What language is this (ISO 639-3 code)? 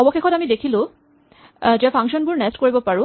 asm